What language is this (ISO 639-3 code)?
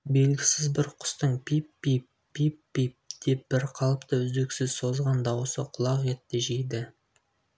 kaz